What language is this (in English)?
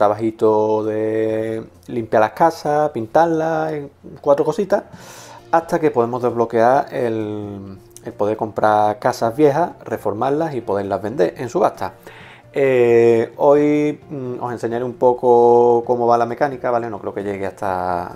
Spanish